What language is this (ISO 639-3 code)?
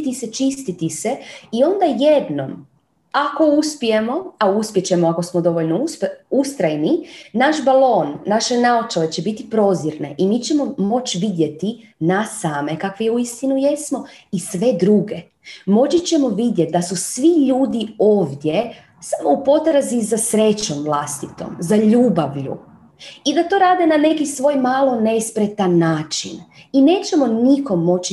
hrv